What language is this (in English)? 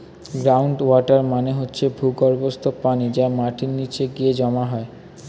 Bangla